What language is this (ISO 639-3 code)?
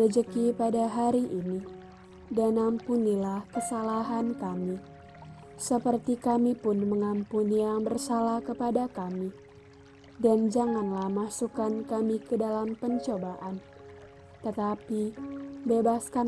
ind